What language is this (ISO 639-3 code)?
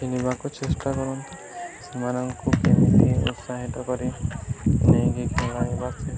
ori